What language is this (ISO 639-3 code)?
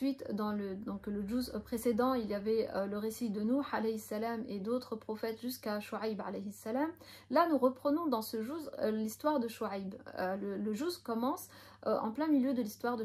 fra